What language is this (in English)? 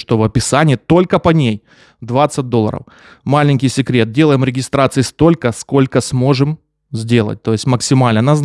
Russian